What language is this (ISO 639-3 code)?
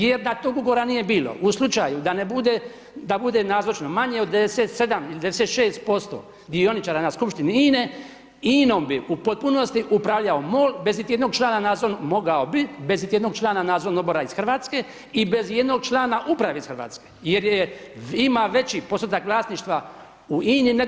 hrv